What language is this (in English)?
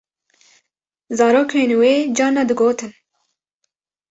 Kurdish